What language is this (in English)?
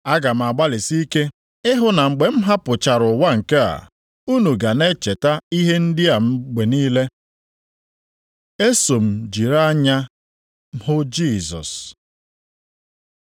Igbo